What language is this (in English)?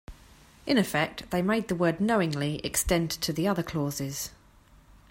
English